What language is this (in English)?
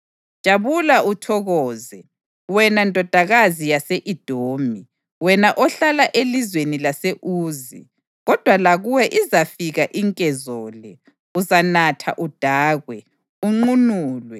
North Ndebele